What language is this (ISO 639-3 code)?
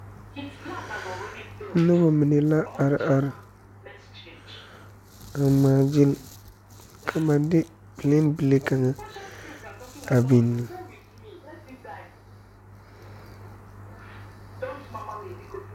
dga